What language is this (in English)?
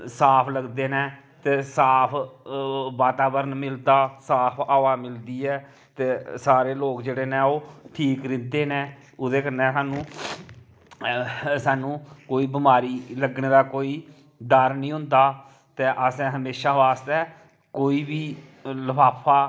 Dogri